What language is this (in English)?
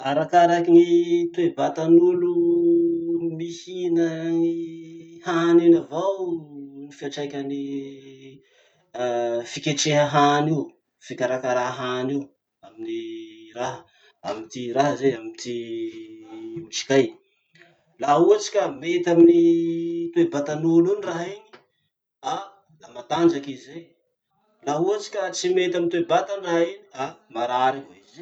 Masikoro Malagasy